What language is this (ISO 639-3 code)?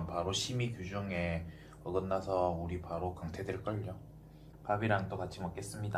kor